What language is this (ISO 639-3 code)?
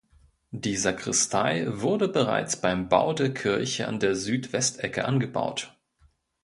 deu